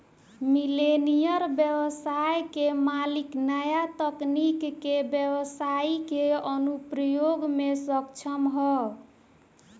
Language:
Bhojpuri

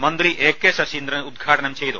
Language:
Malayalam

